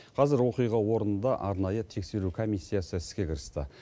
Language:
Kazakh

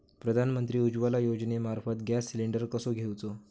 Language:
Marathi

